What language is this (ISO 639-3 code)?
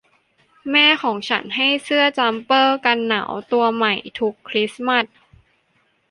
tha